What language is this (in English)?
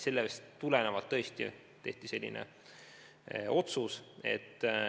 Estonian